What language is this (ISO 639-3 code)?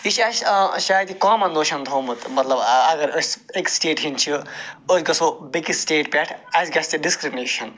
kas